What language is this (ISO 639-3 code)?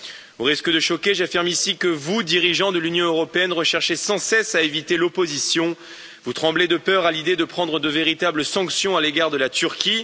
fra